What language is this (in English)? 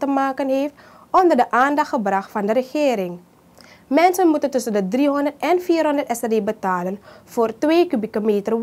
Dutch